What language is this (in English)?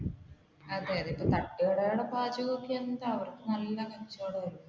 Malayalam